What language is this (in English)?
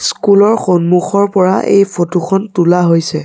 Assamese